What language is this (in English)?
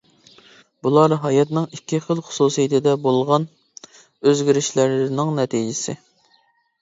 Uyghur